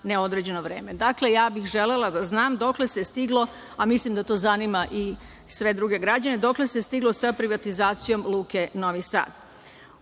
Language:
Serbian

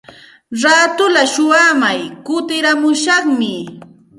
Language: Santa Ana de Tusi Pasco Quechua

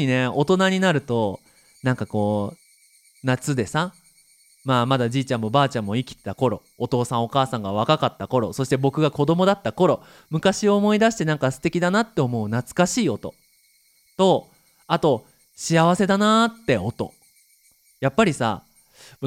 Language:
Japanese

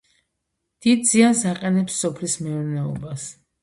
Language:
Georgian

